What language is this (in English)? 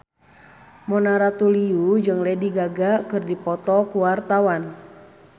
Sundanese